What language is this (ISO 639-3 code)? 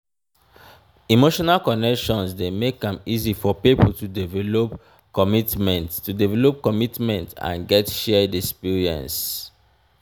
pcm